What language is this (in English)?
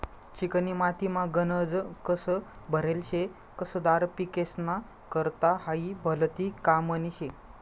Marathi